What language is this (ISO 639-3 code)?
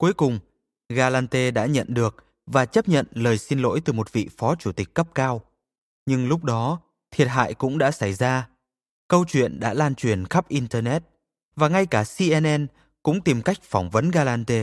vie